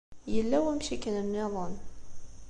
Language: Kabyle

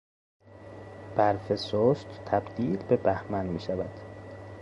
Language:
Persian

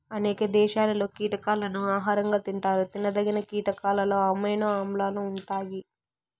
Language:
Telugu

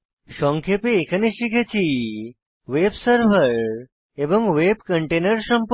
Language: Bangla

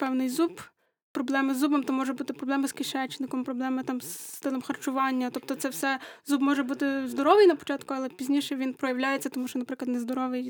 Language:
Ukrainian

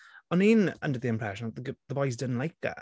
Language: Welsh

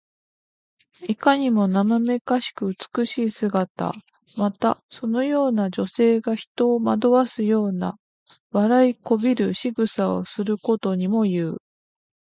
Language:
Japanese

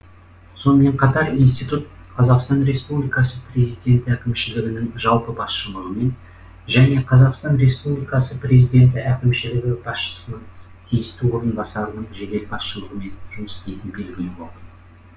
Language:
Kazakh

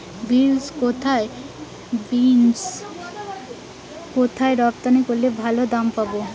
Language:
Bangla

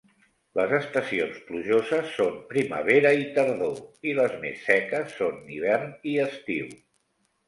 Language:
Catalan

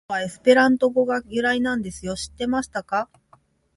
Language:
Japanese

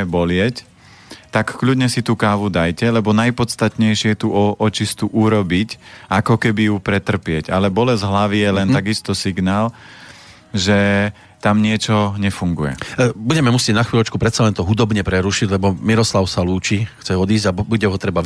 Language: Slovak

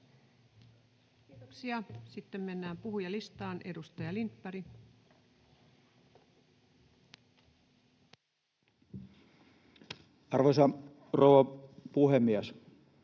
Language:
Finnish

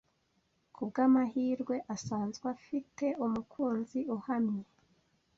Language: Kinyarwanda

